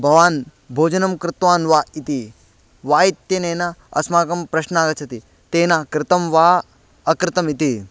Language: Sanskrit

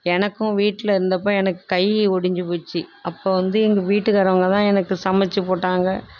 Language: Tamil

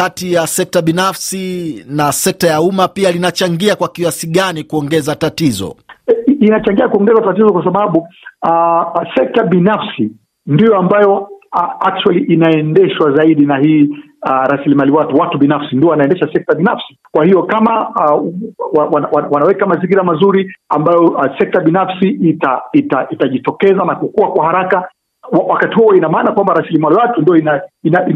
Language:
Swahili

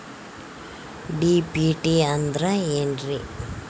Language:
Kannada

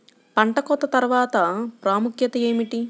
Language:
Telugu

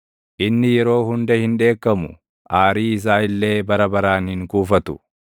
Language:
Oromo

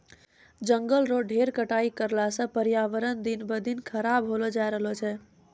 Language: Maithili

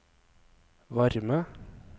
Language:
Norwegian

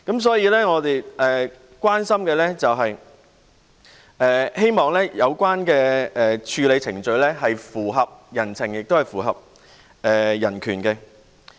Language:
Cantonese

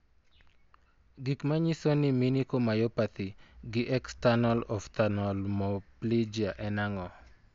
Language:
Luo (Kenya and Tanzania)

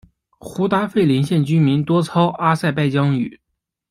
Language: Chinese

